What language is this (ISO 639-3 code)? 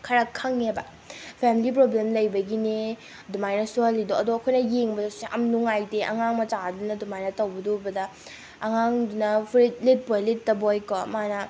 mni